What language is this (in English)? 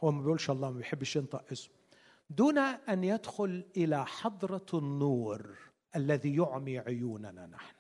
Arabic